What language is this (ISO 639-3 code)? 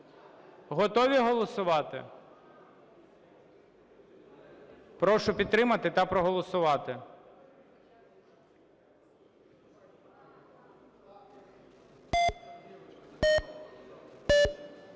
ukr